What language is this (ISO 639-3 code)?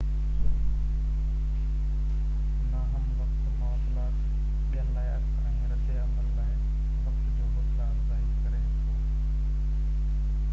snd